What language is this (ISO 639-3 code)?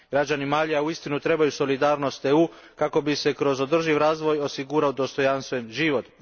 hrv